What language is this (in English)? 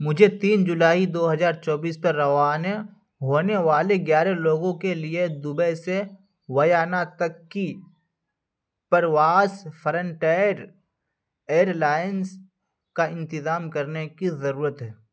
Urdu